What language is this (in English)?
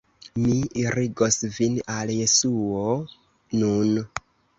Esperanto